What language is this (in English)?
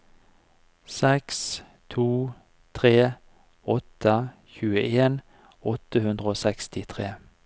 Norwegian